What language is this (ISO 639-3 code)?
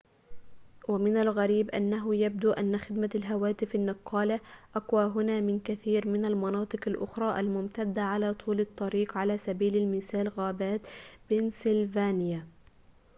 ara